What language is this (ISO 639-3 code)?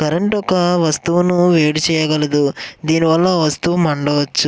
tel